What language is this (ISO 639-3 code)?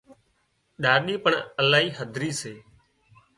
kxp